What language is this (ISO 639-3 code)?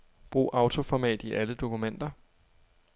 dan